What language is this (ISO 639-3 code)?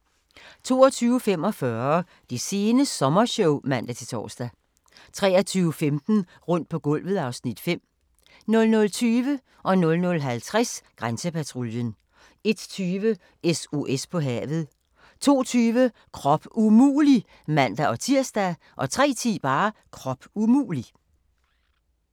dan